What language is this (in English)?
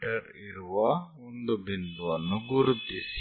Kannada